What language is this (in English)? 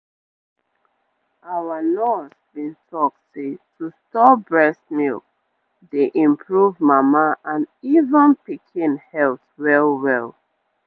Nigerian Pidgin